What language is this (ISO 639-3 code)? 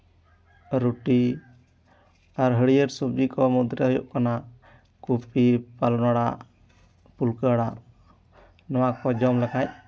sat